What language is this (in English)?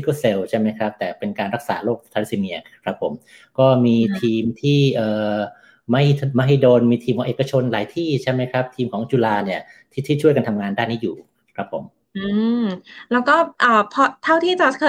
Thai